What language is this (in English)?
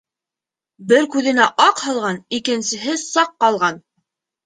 Bashkir